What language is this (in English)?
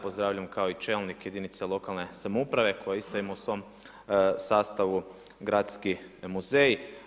Croatian